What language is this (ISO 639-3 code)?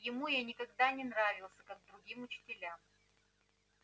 rus